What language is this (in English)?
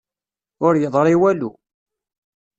Kabyle